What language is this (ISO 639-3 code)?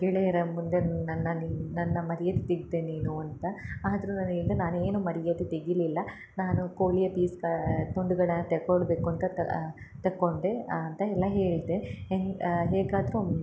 kan